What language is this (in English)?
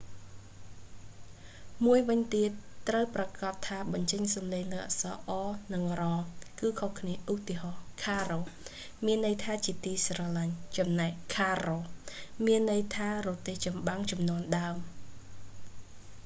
Khmer